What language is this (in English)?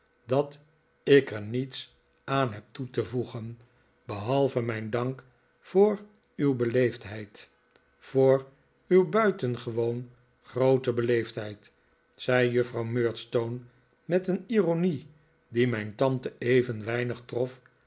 Dutch